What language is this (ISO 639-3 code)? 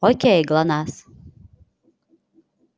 rus